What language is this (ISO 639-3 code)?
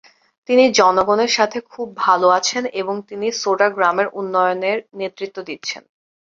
ben